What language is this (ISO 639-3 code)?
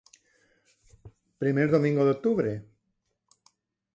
spa